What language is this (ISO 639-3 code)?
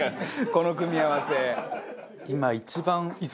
jpn